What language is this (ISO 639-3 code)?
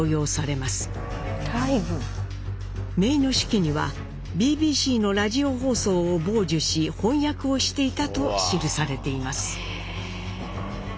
jpn